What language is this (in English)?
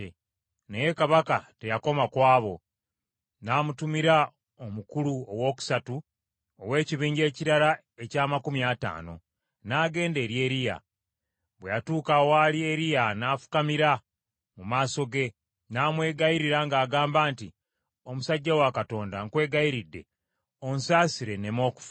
Ganda